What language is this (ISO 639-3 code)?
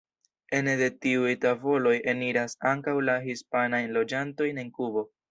epo